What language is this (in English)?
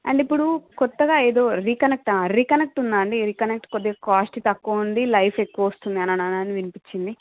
Telugu